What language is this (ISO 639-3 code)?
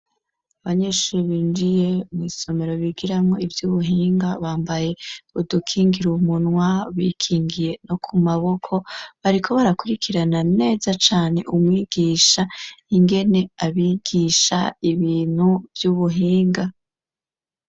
run